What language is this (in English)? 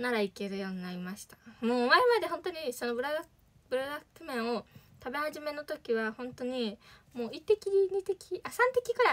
Japanese